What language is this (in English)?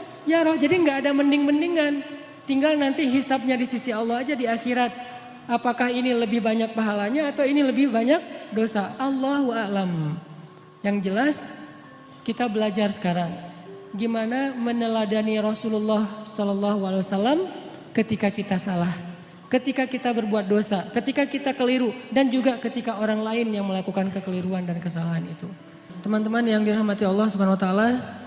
Indonesian